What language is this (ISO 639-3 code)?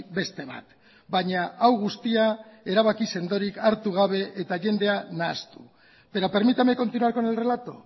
eus